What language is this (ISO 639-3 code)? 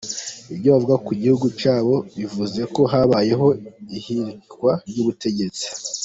kin